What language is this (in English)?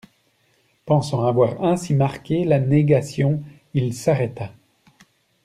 French